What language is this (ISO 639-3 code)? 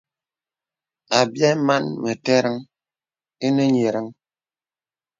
beb